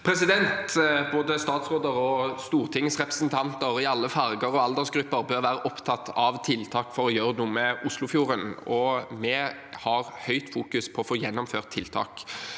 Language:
Norwegian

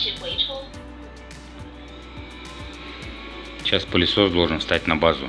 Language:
Russian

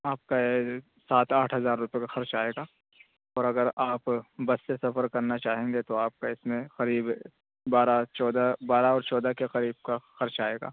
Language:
Urdu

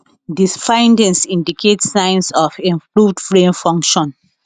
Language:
Nigerian Pidgin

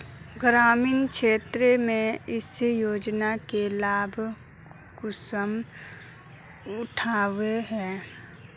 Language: Magahi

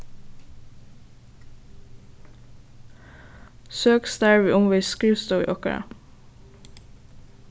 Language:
Faroese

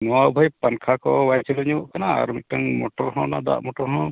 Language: Santali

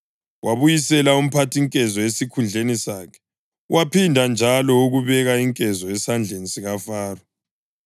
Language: North Ndebele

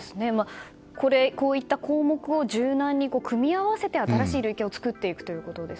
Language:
Japanese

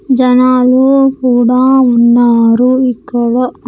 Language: Telugu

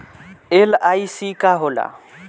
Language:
Bhojpuri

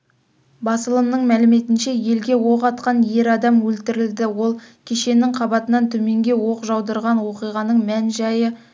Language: Kazakh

